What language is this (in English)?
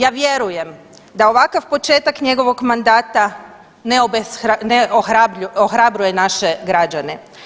Croatian